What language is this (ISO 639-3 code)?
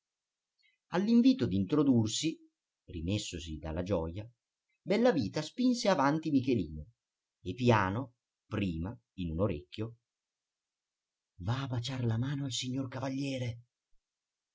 ita